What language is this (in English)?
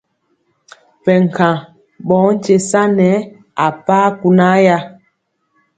Mpiemo